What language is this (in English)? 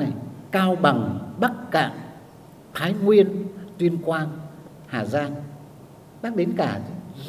Vietnamese